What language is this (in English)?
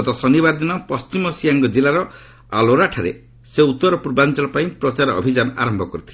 Odia